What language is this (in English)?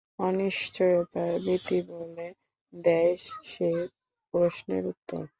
Bangla